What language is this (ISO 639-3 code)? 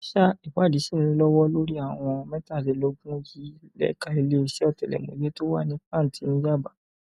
yor